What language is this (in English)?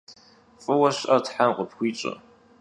Kabardian